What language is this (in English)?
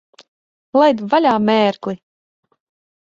Latvian